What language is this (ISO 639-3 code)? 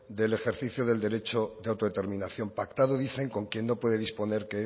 spa